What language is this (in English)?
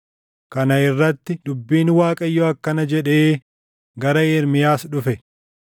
Oromo